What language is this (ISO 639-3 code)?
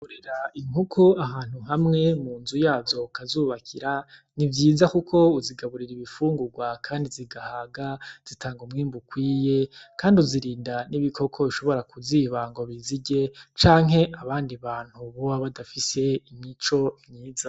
run